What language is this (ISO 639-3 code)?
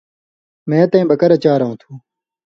mvy